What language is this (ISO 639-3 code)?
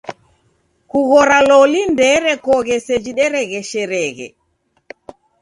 dav